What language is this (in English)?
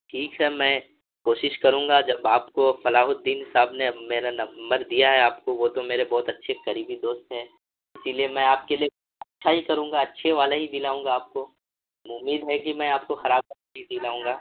Urdu